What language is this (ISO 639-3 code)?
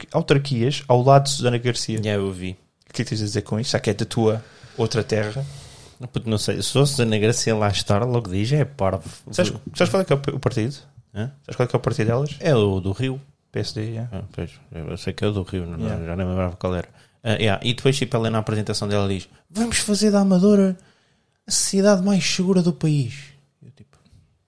por